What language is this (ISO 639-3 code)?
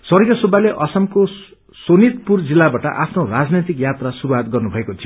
nep